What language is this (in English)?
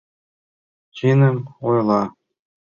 Mari